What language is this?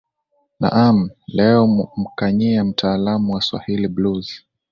Swahili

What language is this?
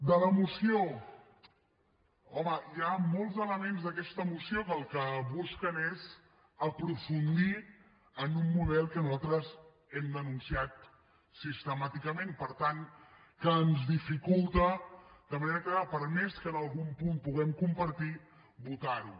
Catalan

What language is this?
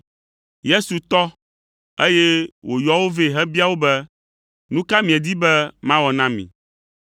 Ewe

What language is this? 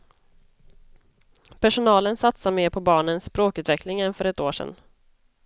Swedish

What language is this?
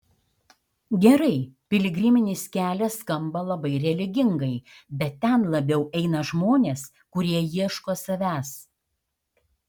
Lithuanian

